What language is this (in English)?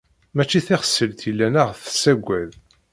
Kabyle